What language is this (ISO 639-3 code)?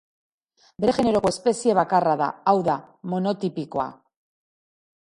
eus